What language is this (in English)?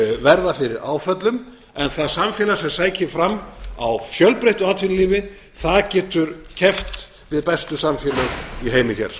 Icelandic